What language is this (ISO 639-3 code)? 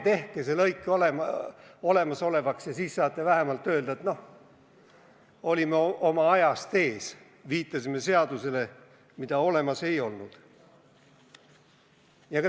est